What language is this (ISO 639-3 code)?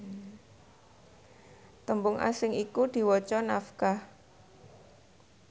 jav